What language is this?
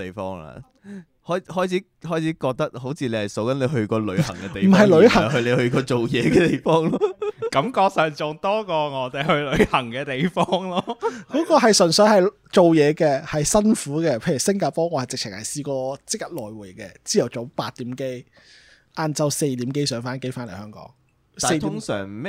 Chinese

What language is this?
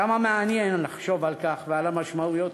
Hebrew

